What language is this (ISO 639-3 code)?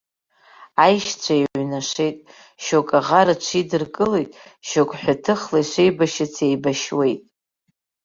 abk